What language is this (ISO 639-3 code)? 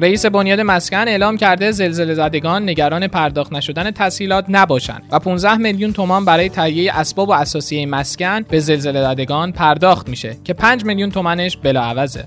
fas